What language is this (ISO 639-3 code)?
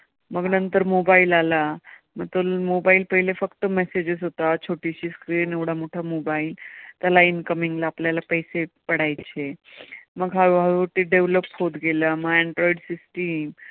mar